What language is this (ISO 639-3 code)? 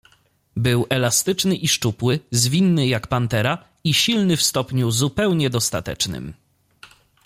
pol